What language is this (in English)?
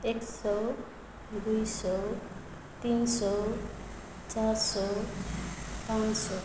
Nepali